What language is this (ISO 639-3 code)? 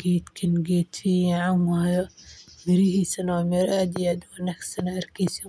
som